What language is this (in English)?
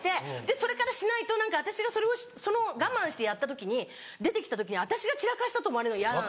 Japanese